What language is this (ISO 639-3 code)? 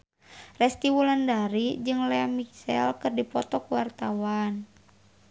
sun